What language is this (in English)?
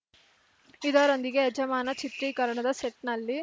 Kannada